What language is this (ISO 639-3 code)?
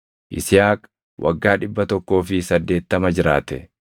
orm